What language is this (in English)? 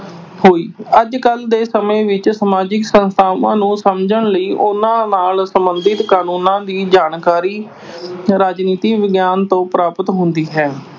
Punjabi